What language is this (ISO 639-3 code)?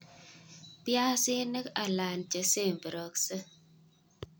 kln